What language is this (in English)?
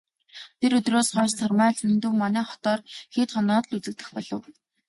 Mongolian